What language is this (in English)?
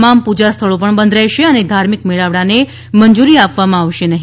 Gujarati